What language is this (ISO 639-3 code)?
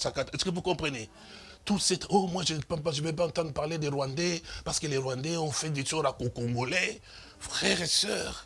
fra